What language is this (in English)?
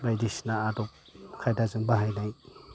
Bodo